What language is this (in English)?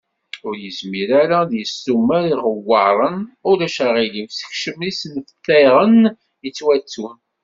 Kabyle